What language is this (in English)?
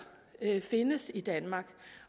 Danish